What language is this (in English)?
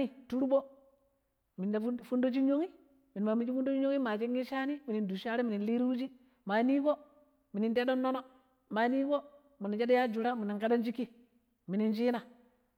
Pero